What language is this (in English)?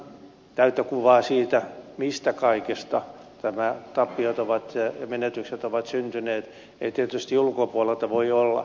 Finnish